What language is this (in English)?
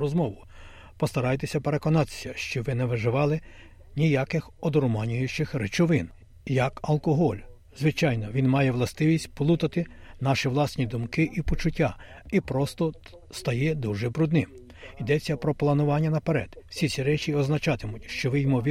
Ukrainian